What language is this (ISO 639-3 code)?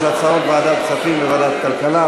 heb